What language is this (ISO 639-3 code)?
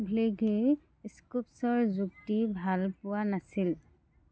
asm